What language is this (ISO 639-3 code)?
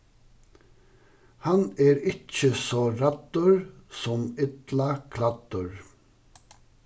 fao